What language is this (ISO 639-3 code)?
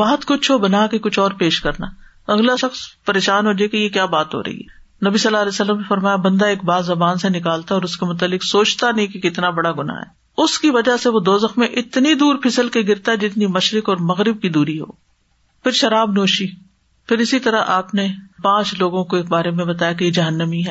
urd